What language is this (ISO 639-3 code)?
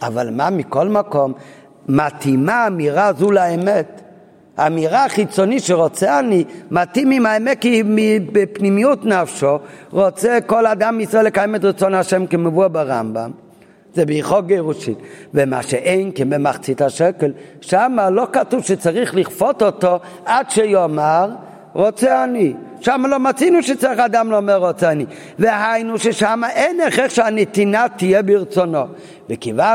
heb